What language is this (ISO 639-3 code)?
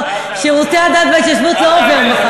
heb